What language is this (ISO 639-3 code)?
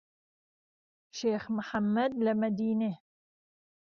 ckb